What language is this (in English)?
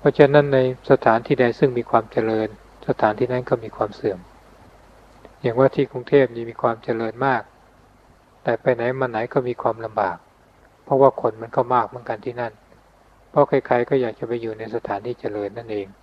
Thai